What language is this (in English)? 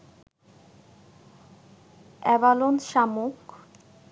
Bangla